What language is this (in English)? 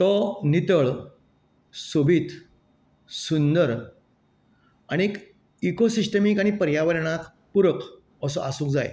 Konkani